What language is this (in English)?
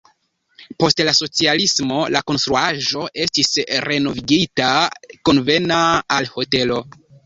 Esperanto